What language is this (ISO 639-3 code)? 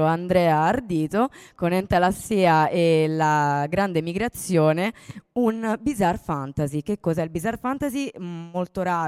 ita